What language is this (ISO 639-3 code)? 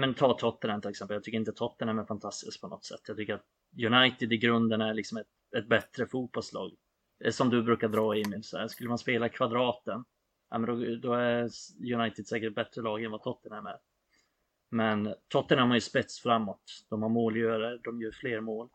swe